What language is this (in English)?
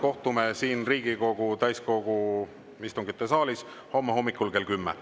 Estonian